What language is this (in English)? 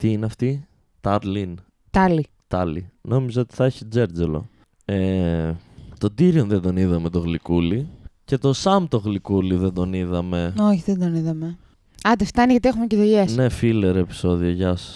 Greek